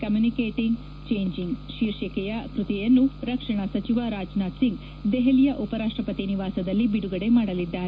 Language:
Kannada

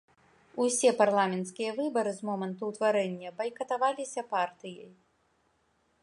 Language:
Belarusian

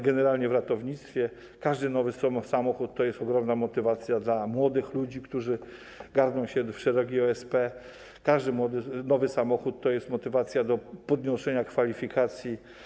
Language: Polish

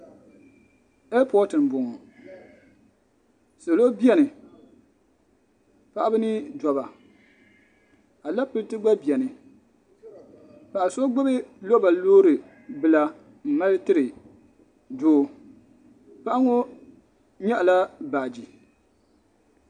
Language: Dagbani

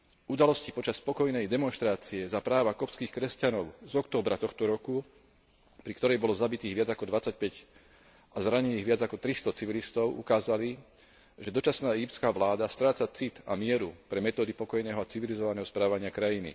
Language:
Slovak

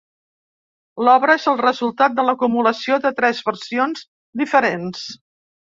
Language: Catalan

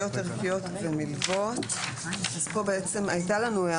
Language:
Hebrew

